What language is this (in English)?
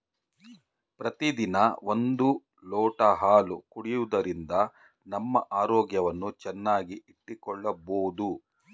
Kannada